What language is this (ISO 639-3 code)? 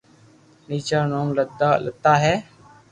lrk